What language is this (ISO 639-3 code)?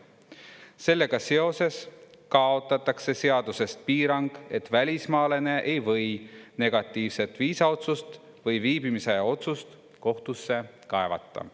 est